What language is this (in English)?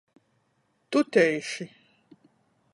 Latgalian